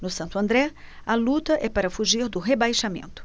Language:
Portuguese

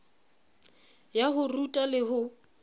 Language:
Southern Sotho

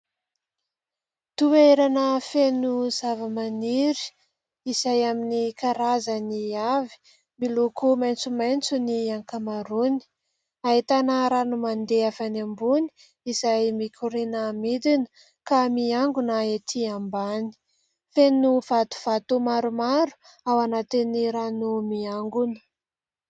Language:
Malagasy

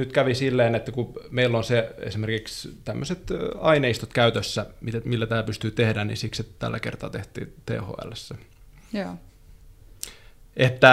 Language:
Finnish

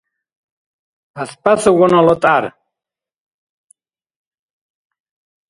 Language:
Dargwa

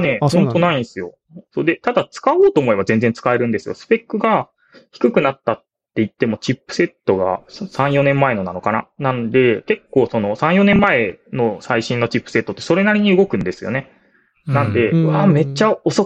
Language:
Japanese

